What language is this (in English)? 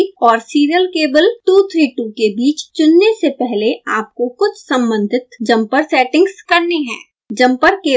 Hindi